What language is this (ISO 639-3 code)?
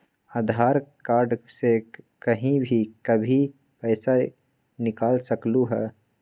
mag